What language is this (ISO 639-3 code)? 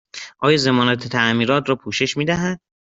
fas